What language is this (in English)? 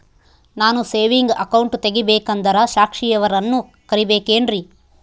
Kannada